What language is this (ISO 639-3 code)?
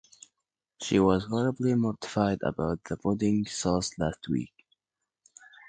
eng